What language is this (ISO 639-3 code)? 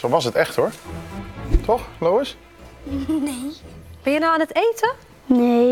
nld